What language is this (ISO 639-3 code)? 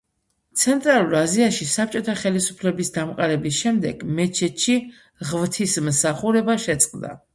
kat